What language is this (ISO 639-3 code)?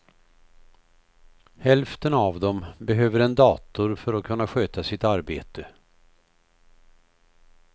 swe